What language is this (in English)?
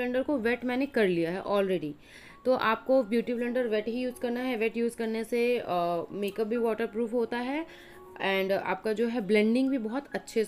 Hindi